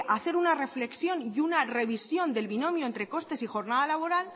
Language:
Spanish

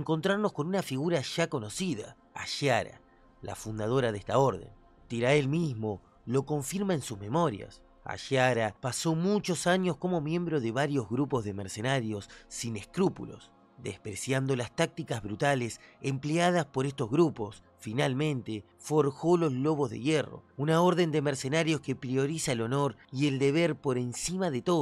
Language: Spanish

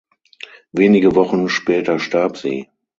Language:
German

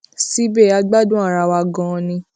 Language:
Yoruba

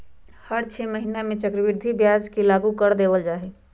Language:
Magahi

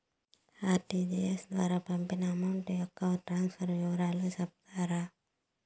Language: Telugu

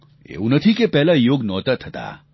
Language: Gujarati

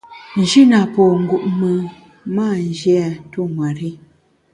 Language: Bamun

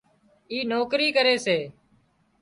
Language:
Wadiyara Koli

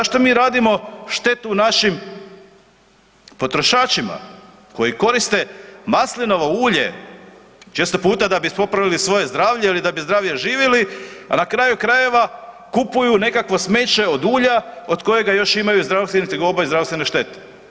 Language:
Croatian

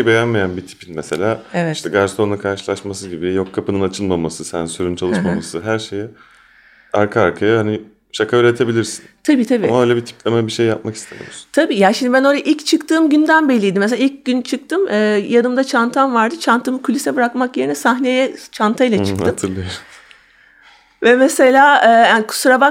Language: Turkish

